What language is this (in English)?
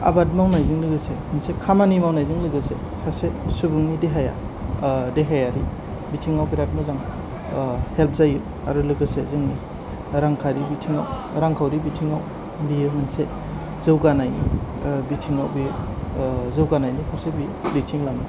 Bodo